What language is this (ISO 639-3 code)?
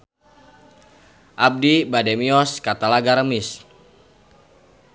sun